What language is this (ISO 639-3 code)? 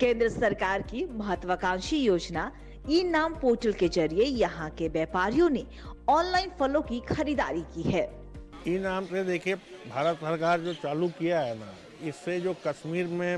hin